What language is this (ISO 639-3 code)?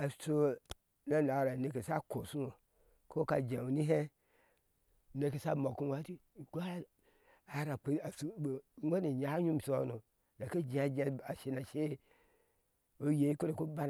ahs